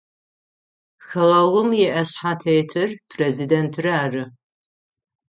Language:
Adyghe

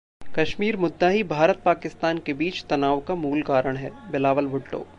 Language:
Hindi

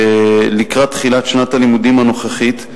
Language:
Hebrew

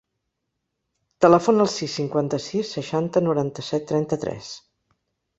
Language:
Catalan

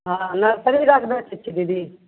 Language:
Maithili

